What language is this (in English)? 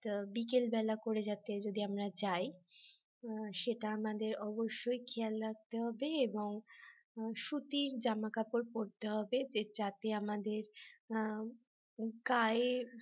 Bangla